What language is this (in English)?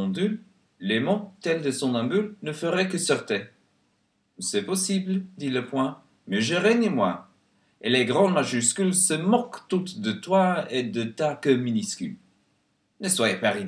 French